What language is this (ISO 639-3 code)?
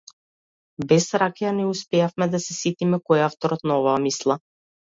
mkd